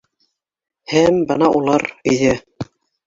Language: Bashkir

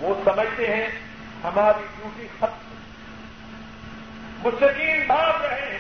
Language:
Urdu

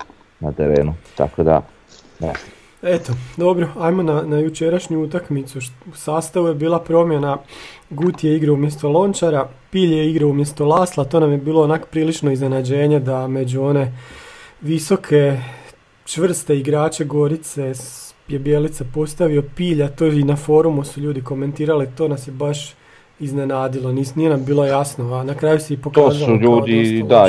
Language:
Croatian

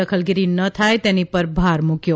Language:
Gujarati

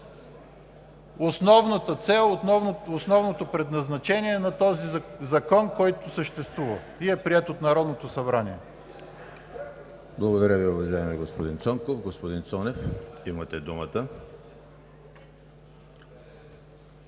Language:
Bulgarian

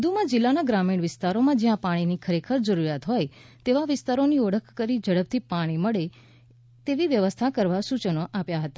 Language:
Gujarati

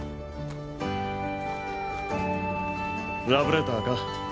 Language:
Japanese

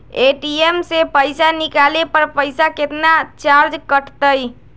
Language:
Magahi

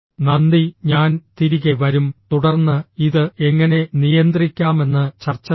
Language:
Malayalam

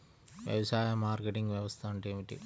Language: Telugu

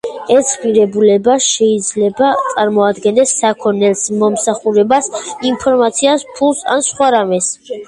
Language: Georgian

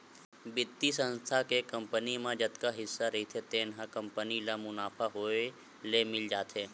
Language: Chhattisgarhi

